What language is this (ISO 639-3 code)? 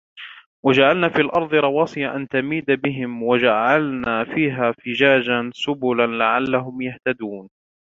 ara